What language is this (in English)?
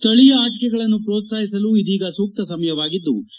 Kannada